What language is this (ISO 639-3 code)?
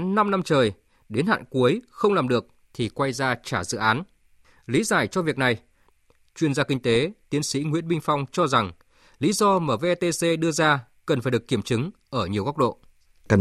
vie